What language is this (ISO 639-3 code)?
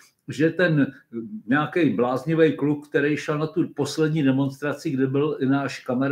ces